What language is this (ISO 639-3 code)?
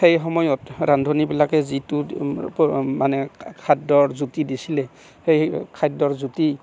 asm